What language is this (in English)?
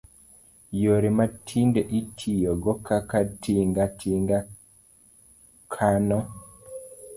Luo (Kenya and Tanzania)